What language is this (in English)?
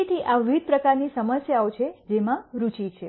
Gujarati